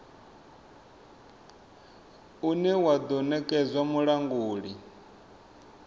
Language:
Venda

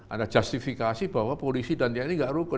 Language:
Indonesian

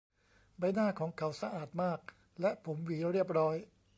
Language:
Thai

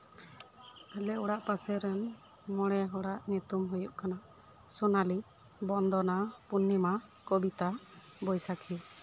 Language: Santali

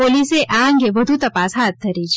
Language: Gujarati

